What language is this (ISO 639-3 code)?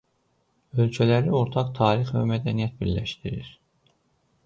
aze